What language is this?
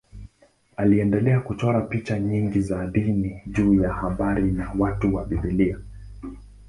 Swahili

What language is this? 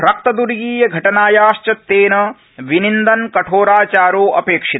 Sanskrit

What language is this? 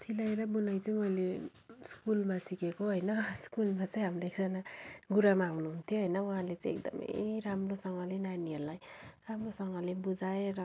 Nepali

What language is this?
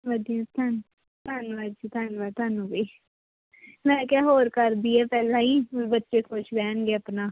Punjabi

